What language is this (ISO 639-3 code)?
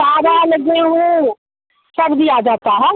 hin